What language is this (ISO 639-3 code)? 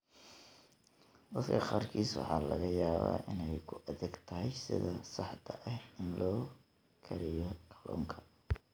som